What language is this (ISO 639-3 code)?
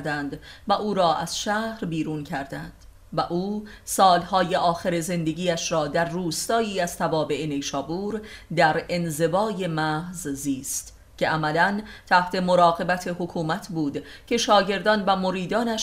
fas